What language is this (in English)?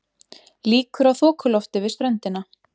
Icelandic